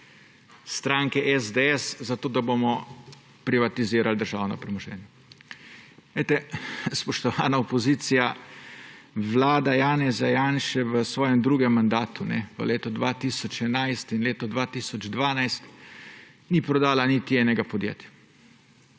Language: Slovenian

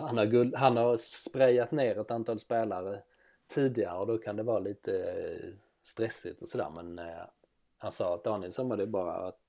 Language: Swedish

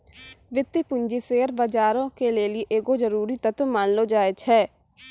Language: Maithili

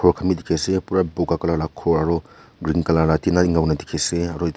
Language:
Naga Pidgin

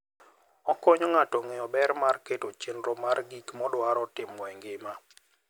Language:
Luo (Kenya and Tanzania)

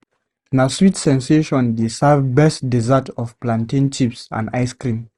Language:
Nigerian Pidgin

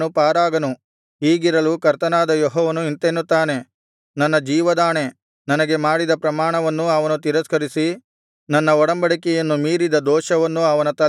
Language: Kannada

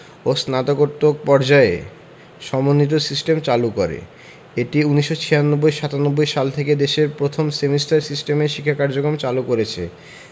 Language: Bangla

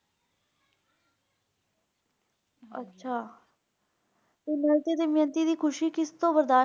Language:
Punjabi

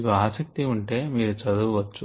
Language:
Telugu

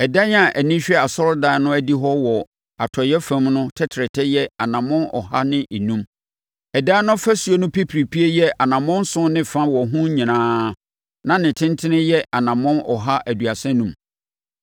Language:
Akan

